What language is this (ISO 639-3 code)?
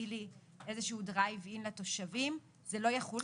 heb